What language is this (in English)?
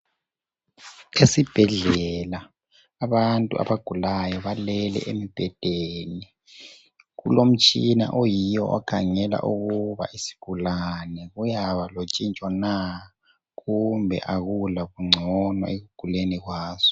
North Ndebele